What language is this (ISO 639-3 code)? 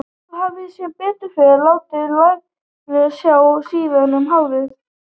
isl